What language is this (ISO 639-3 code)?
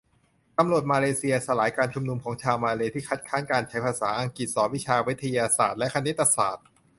tha